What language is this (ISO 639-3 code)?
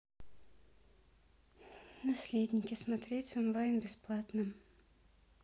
rus